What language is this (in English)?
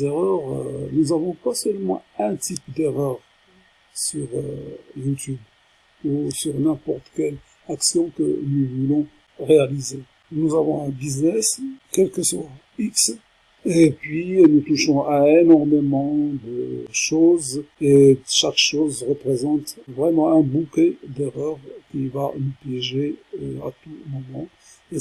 French